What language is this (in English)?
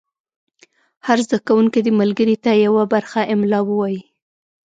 Pashto